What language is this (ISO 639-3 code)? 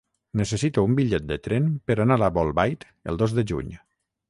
cat